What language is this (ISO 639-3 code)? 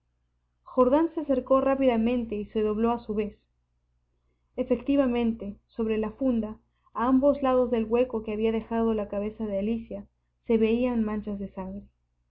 spa